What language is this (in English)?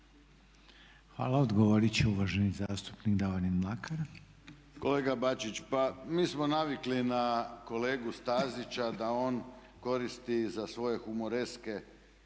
Croatian